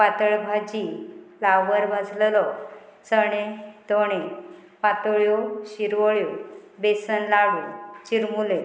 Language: Konkani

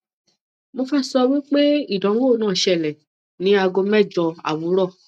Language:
Yoruba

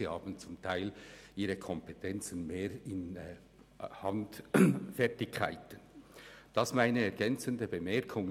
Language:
Swiss German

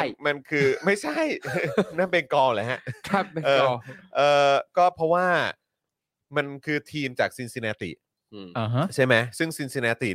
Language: Thai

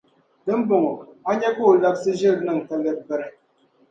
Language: Dagbani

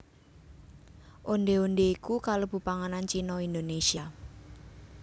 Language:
Javanese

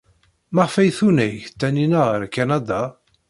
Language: Kabyle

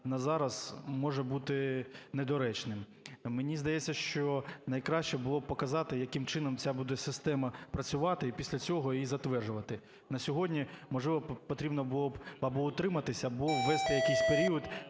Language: Ukrainian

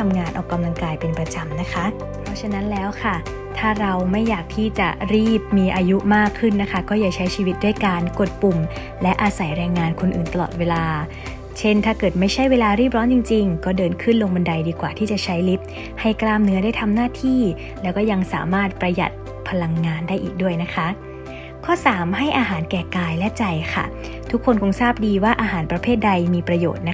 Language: Thai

